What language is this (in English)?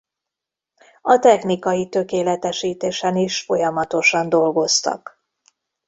Hungarian